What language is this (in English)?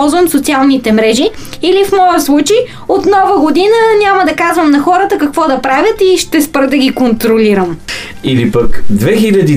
Bulgarian